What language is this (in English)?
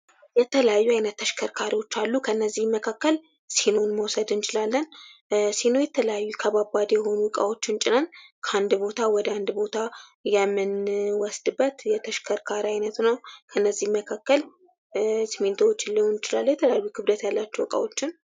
Amharic